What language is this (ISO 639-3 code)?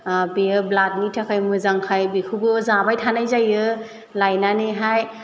brx